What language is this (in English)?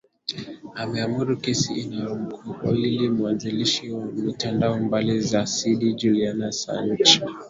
Swahili